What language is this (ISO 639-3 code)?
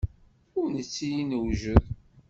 kab